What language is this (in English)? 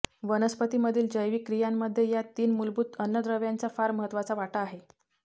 Marathi